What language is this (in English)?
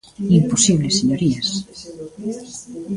Galician